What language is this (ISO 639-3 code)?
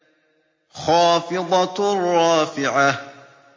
ara